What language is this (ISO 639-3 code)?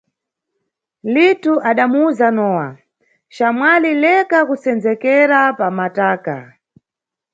nyu